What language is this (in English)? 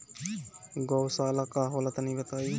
Bhojpuri